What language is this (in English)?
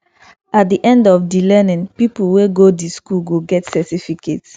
Nigerian Pidgin